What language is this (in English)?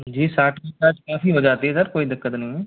Hindi